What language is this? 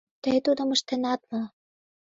Mari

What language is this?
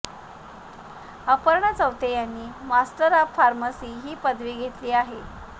Marathi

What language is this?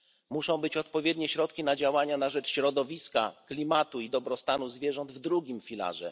Polish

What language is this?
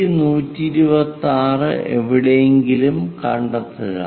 Malayalam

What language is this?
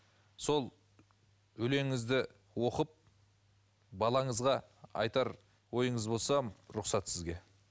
Kazakh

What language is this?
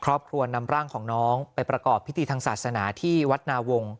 Thai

